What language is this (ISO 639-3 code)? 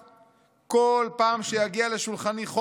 heb